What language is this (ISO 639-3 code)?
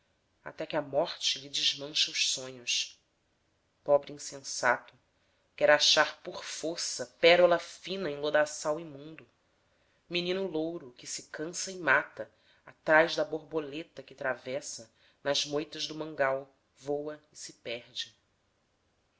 por